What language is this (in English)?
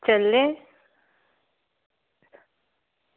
Dogri